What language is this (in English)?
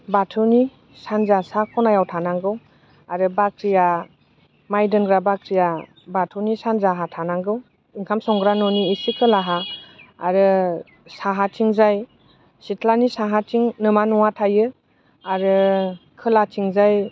Bodo